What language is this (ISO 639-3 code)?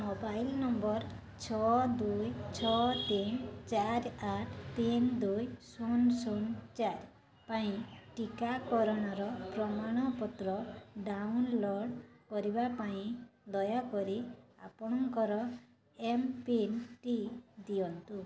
ori